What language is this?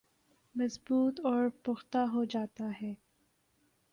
Urdu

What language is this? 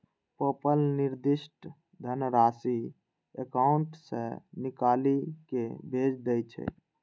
Maithili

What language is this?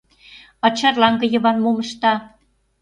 Mari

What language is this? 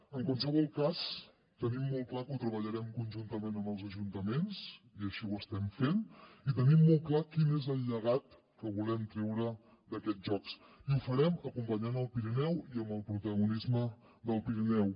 Catalan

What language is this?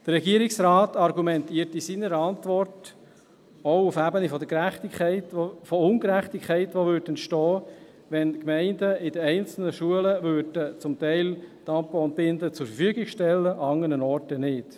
Swiss German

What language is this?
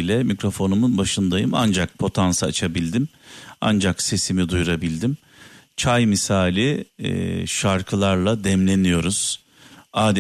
Turkish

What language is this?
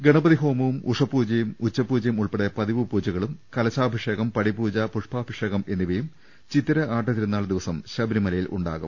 Malayalam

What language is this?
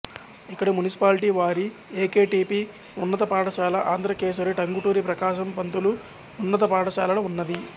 Telugu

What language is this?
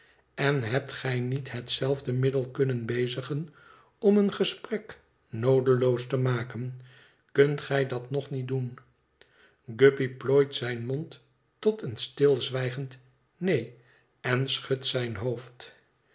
Dutch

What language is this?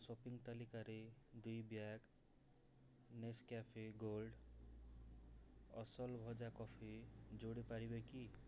Odia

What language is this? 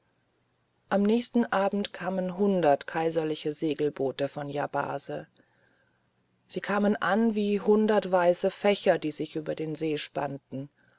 German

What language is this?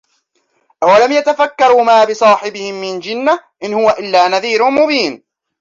Arabic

